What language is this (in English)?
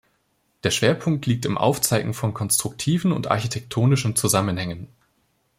German